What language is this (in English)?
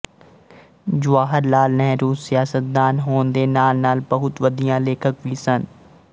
Punjabi